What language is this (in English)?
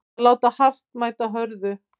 Icelandic